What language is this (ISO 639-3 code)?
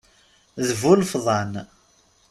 kab